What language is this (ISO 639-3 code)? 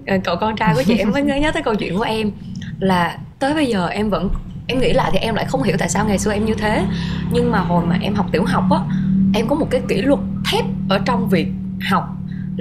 vie